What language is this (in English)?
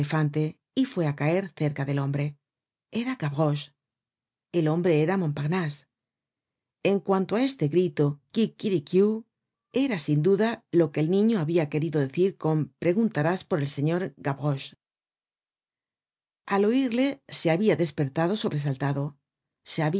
Spanish